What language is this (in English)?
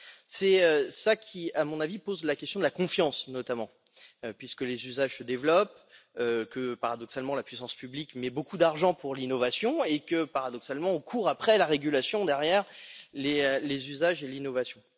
French